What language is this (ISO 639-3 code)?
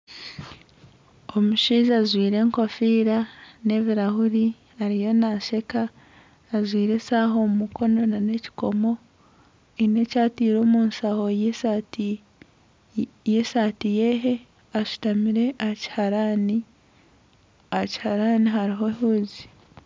nyn